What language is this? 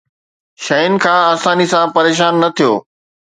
Sindhi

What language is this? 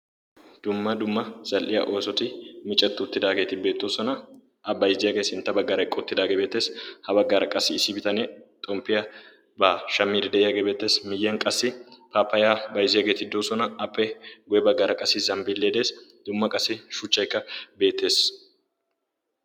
Wolaytta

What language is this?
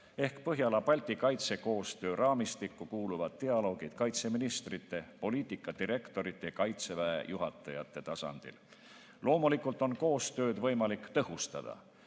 Estonian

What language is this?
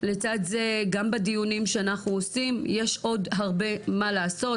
Hebrew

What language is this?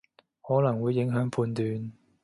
Cantonese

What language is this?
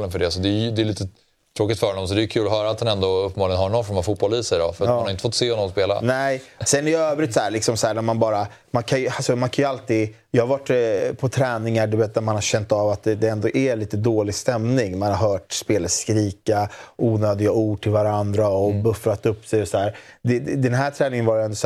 Swedish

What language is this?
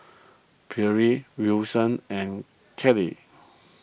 English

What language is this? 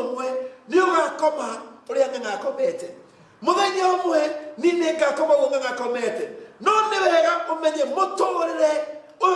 Indonesian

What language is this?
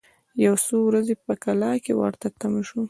Pashto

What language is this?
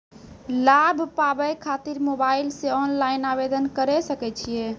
Maithili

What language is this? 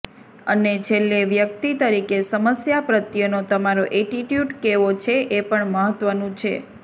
Gujarati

